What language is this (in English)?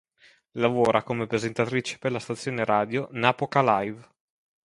Italian